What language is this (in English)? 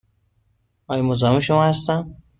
Persian